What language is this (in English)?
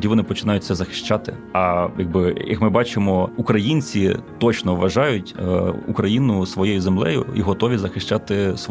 Ukrainian